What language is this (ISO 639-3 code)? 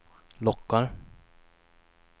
swe